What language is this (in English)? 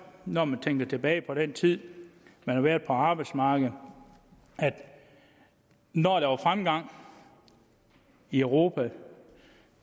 Danish